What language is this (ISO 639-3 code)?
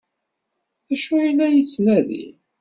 kab